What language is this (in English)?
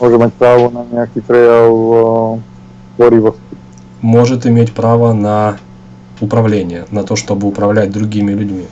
Russian